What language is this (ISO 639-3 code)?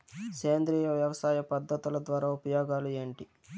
tel